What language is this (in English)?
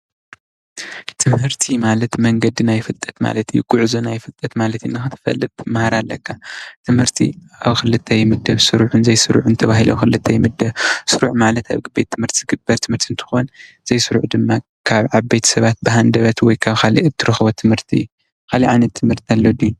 Tigrinya